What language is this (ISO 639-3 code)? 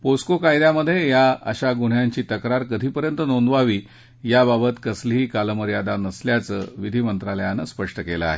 mar